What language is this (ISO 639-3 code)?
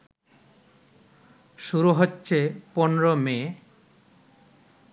ben